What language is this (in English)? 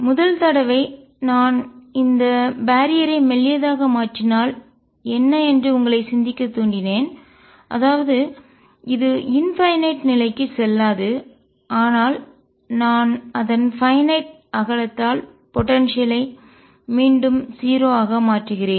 Tamil